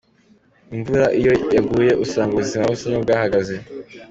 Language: Kinyarwanda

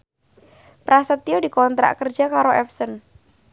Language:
Javanese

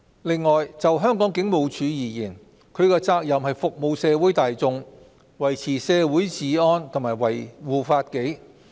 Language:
Cantonese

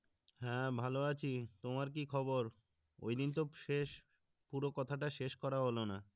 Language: Bangla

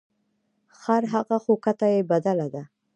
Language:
Pashto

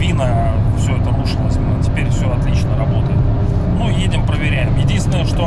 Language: Russian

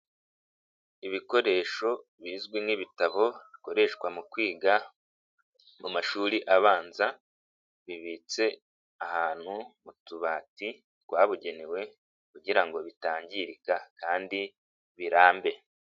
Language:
Kinyarwanda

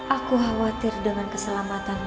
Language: Indonesian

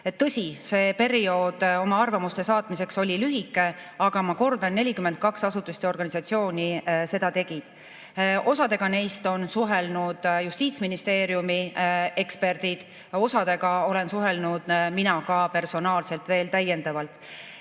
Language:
Estonian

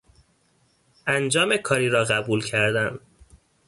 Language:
Persian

